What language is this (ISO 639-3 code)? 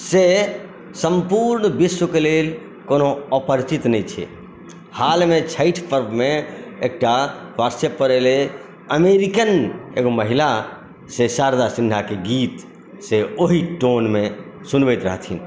mai